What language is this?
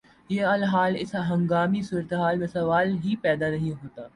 Urdu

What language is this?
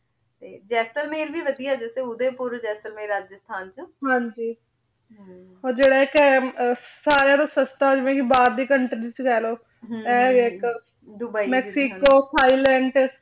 Punjabi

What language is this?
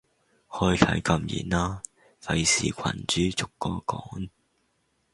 Cantonese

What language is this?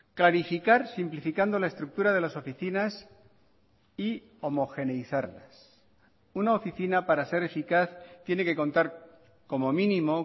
Spanish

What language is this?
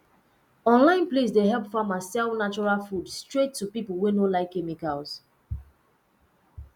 Nigerian Pidgin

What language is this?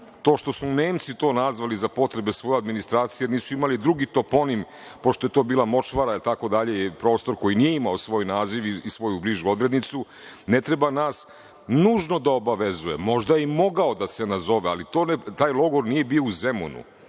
Serbian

